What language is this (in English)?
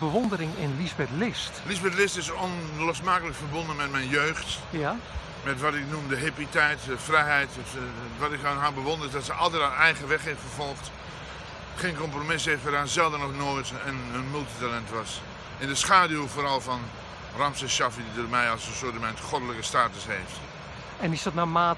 Dutch